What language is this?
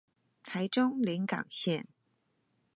Chinese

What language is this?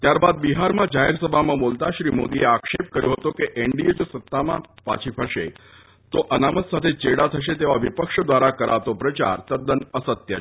Gujarati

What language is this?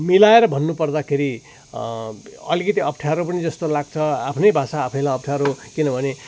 Nepali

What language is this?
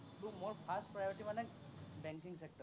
Assamese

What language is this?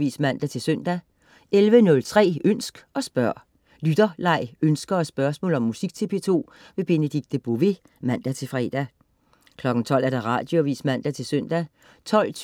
Danish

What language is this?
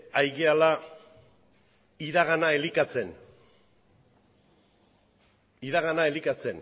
Basque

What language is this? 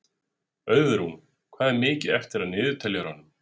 Icelandic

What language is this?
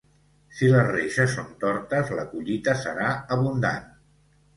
Catalan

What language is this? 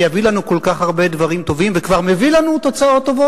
Hebrew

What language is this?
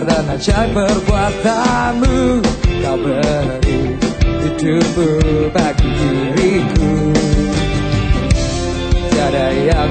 Greek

